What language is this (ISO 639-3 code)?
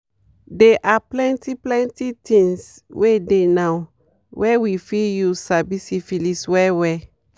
pcm